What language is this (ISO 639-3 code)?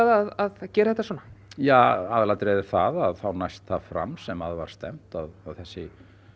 isl